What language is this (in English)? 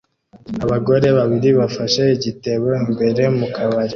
Kinyarwanda